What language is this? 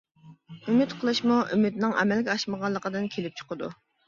Uyghur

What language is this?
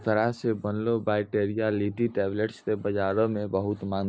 Maithili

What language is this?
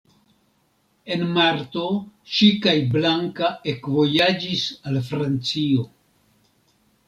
Esperanto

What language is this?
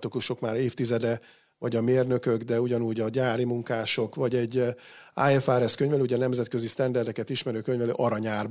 Hungarian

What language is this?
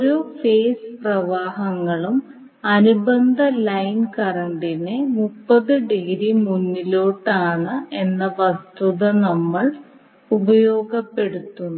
Malayalam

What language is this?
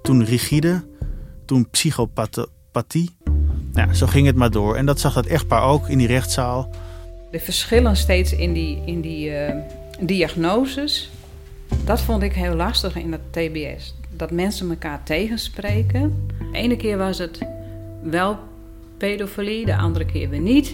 Dutch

